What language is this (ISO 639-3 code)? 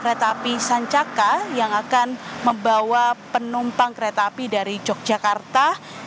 ind